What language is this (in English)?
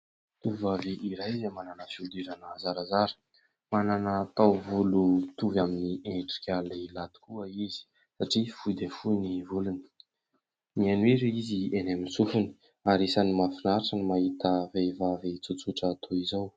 Malagasy